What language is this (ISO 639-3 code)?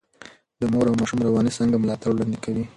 pus